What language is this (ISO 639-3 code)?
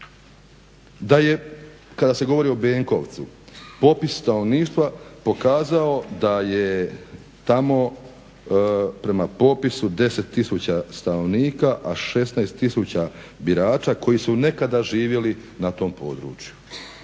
hrv